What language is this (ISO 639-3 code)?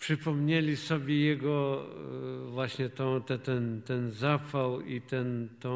pol